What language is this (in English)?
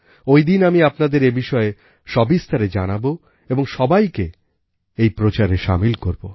Bangla